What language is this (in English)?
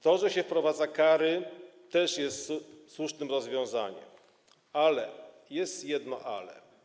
Polish